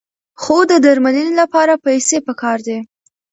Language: Pashto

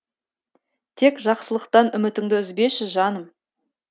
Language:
Kazakh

